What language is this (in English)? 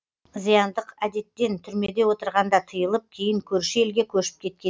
Kazakh